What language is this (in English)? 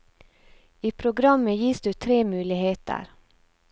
Norwegian